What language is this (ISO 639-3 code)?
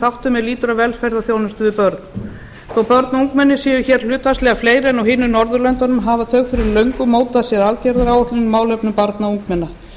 isl